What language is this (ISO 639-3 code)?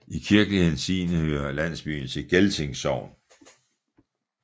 dan